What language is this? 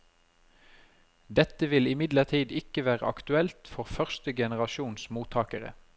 Norwegian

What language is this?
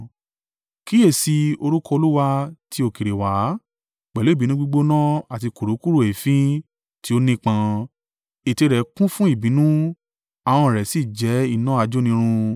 Yoruba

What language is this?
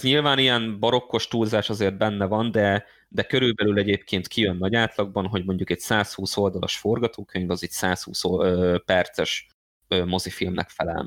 Hungarian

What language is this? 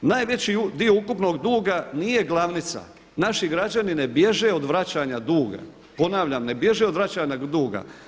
Croatian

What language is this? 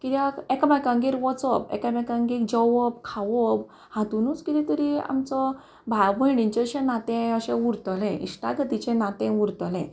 Konkani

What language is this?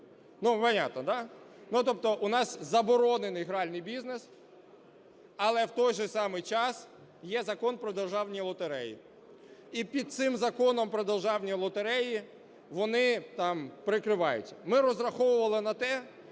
Ukrainian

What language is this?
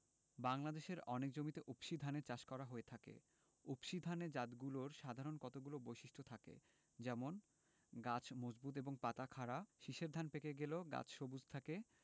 Bangla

